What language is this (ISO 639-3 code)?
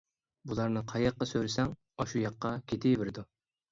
uig